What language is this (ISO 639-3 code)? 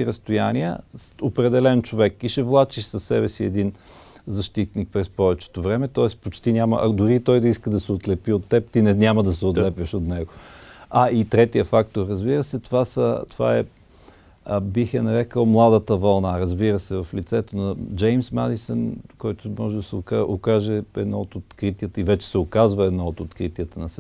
bul